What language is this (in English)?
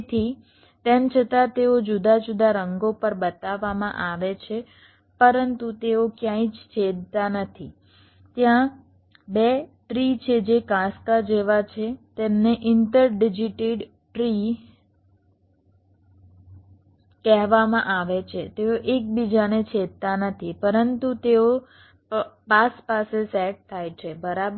Gujarati